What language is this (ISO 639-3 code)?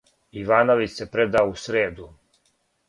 srp